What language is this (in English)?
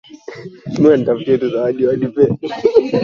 Swahili